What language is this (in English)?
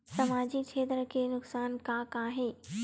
Chhattisgarhi